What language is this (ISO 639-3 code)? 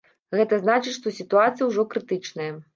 bel